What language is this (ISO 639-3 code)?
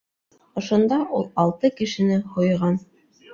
bak